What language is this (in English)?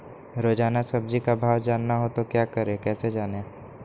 Magahi